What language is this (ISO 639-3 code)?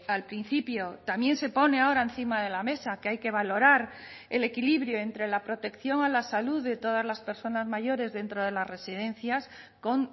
spa